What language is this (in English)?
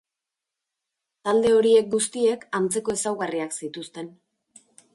Basque